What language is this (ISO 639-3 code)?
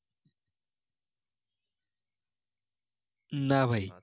ben